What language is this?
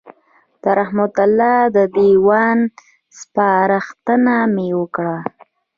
Pashto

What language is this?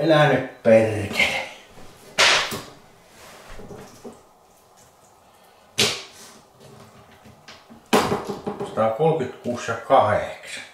Finnish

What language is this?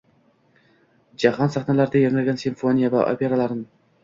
Uzbek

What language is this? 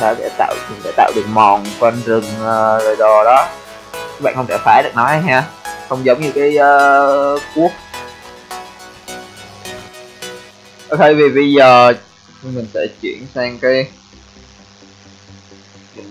Vietnamese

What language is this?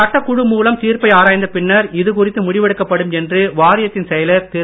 Tamil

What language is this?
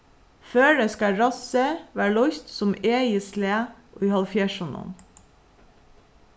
Faroese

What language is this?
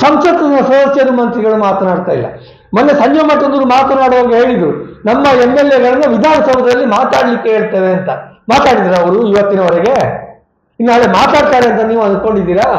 Kannada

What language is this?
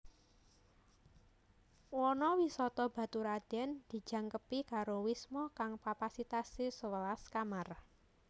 Javanese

